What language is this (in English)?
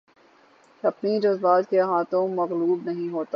Urdu